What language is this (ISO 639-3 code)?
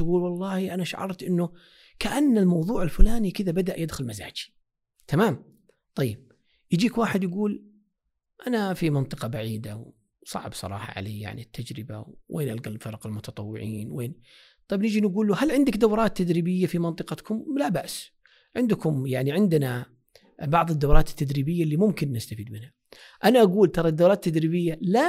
ara